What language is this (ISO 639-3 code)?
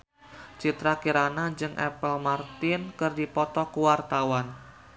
sun